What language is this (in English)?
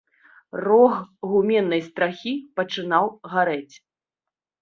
Belarusian